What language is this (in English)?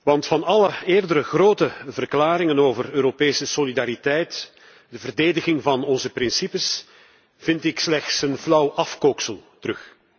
Dutch